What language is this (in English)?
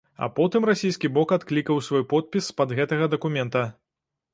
Belarusian